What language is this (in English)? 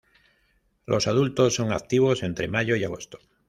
Spanish